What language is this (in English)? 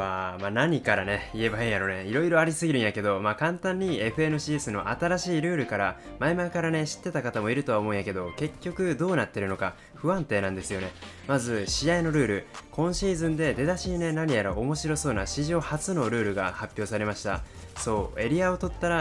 Japanese